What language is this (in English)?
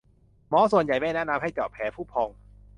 Thai